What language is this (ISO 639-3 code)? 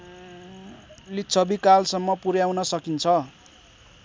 nep